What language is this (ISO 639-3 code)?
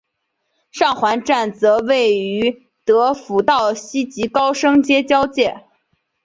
zho